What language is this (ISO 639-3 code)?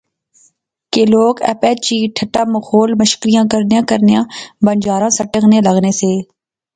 phr